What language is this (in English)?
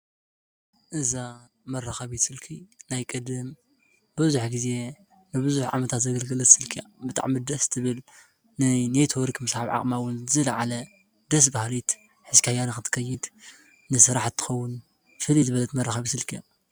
Tigrinya